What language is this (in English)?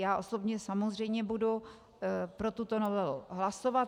Czech